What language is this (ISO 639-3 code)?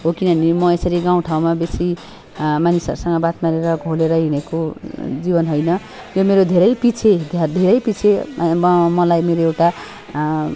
nep